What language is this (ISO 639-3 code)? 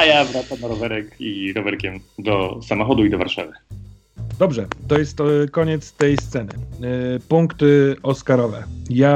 pol